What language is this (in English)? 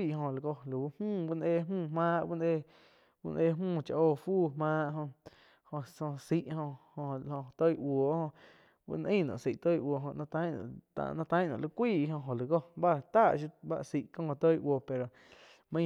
Quiotepec Chinantec